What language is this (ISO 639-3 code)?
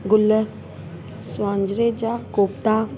snd